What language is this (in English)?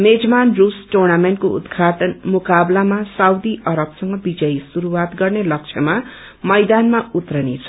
Nepali